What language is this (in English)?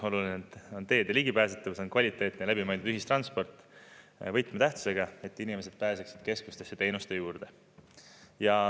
Estonian